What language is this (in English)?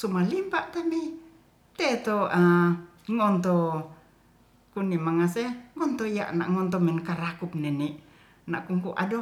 Ratahan